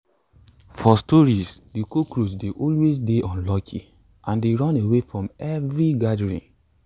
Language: Nigerian Pidgin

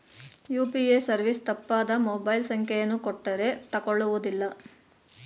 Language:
Kannada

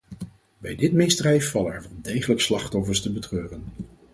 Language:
Dutch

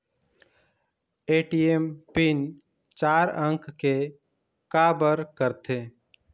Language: Chhattisgarhi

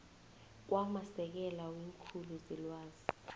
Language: South Ndebele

